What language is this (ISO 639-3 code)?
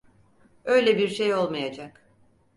tur